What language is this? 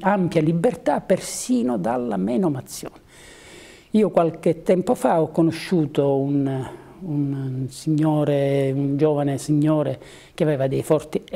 Italian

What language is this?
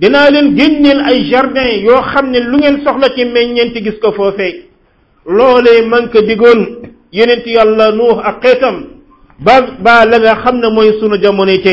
Filipino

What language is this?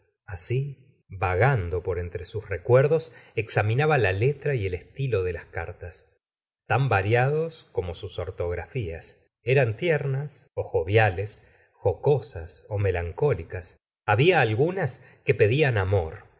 Spanish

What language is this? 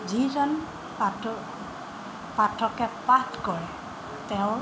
Assamese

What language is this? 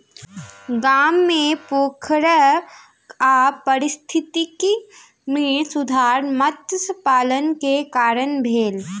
Maithili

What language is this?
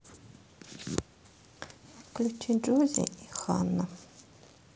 Russian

